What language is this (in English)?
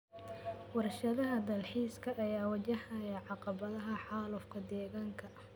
Somali